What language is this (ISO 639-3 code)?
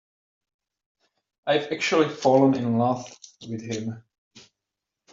eng